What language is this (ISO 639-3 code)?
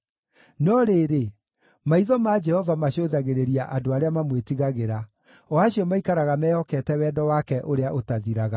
kik